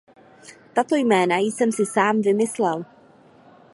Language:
Czech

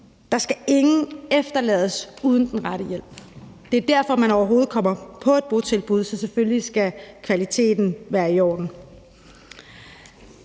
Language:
Danish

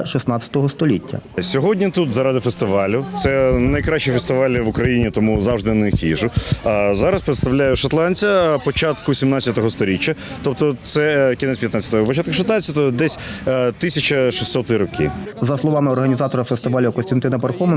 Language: Ukrainian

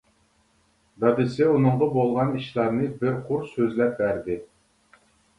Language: Uyghur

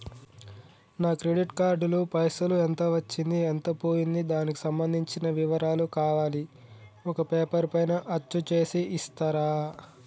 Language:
Telugu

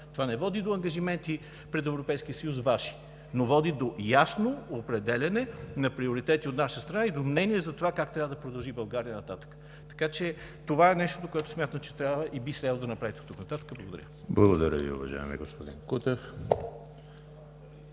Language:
Bulgarian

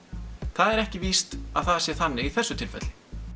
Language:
Icelandic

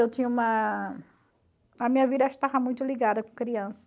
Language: Portuguese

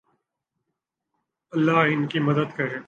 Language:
Urdu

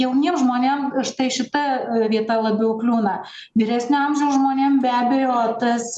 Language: Lithuanian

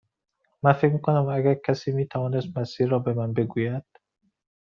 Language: Persian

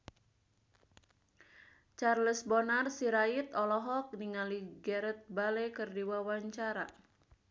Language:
Sundanese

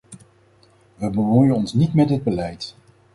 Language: Dutch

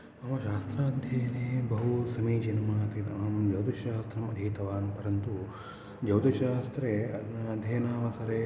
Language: Sanskrit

